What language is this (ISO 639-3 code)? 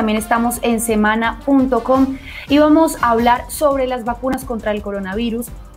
spa